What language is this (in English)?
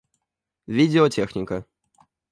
Russian